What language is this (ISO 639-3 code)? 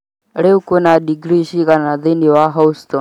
kik